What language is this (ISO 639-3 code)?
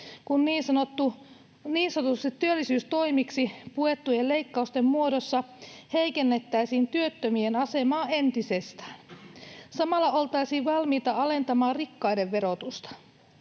fin